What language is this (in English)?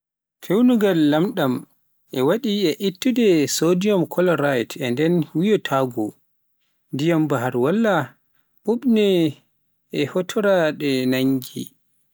Pular